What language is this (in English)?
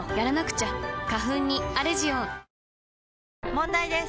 Japanese